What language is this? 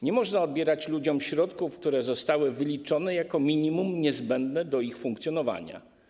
Polish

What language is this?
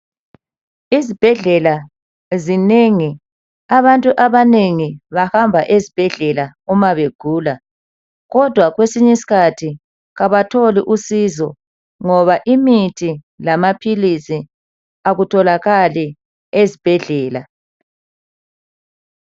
North Ndebele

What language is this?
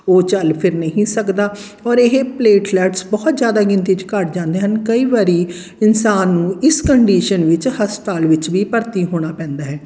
Punjabi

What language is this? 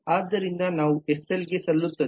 Kannada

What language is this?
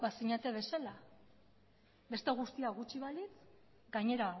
Basque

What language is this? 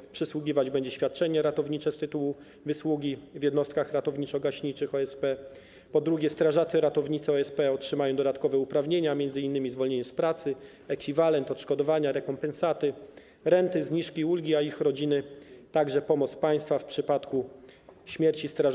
Polish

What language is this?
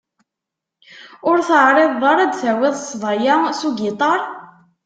Kabyle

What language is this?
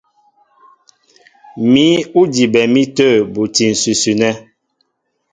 Mbo (Cameroon)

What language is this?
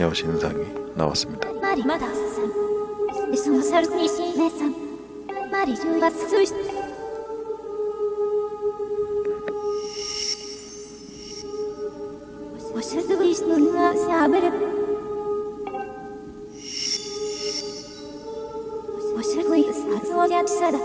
Korean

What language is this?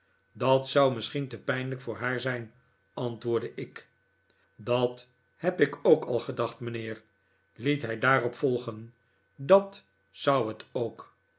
Dutch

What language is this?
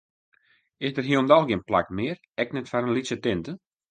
Western Frisian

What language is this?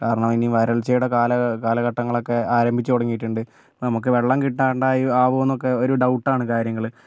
Malayalam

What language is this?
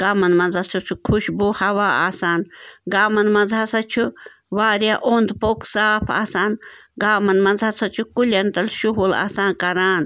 Kashmiri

